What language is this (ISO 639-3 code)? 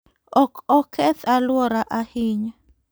luo